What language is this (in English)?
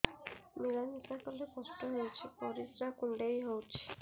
Odia